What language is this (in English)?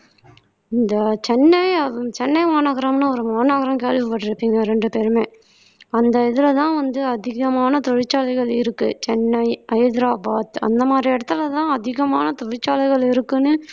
Tamil